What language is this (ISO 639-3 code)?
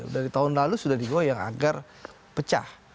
ind